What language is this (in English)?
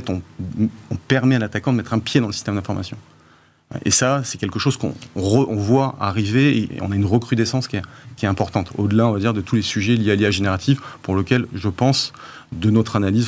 French